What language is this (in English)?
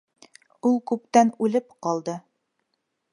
Bashkir